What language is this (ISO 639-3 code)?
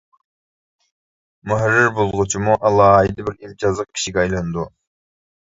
uig